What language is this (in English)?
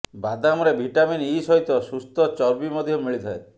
Odia